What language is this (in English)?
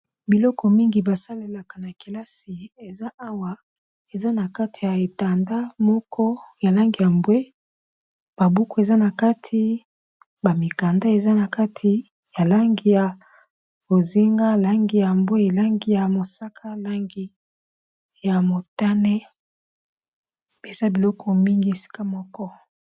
Lingala